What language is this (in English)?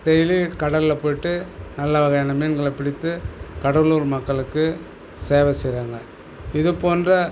Tamil